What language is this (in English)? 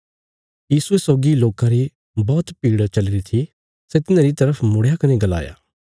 Bilaspuri